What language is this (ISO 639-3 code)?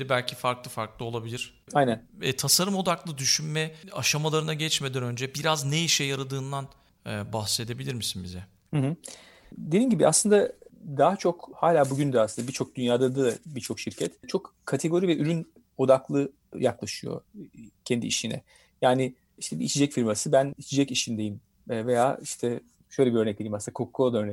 tur